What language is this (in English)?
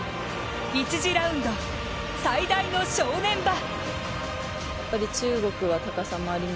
Japanese